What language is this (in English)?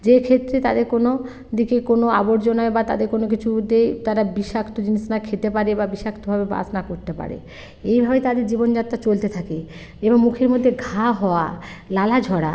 Bangla